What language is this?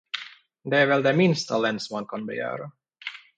Swedish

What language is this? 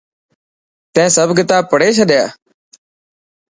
Dhatki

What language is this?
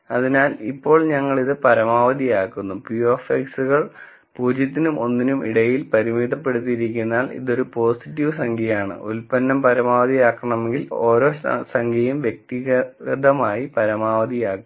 Malayalam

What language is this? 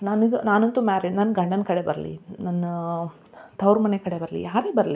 Kannada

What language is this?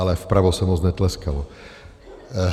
Czech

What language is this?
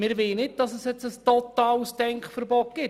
Swiss German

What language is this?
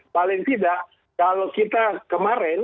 Indonesian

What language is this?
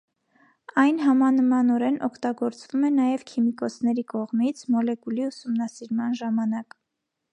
Armenian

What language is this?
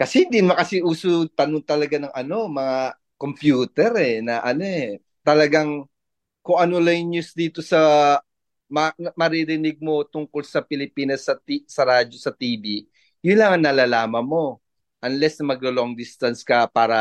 Filipino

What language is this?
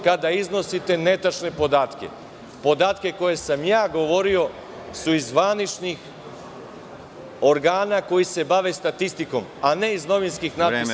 Serbian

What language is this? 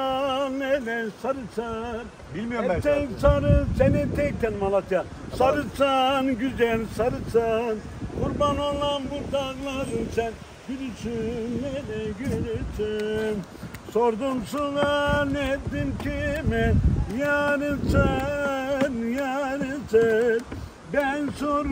Turkish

